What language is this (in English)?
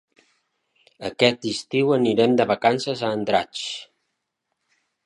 Catalan